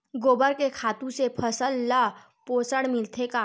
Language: Chhattisgarhi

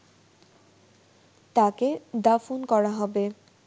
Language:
Bangla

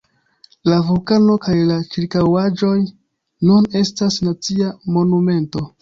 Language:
Esperanto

